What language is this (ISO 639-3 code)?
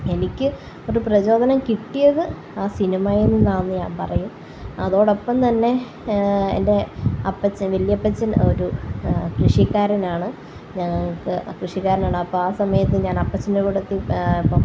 mal